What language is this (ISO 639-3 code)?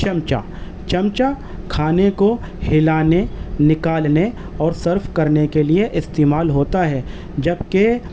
urd